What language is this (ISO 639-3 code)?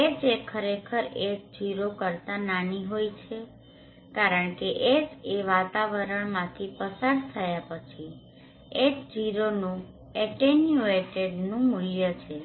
guj